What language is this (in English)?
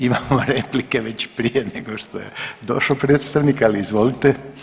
Croatian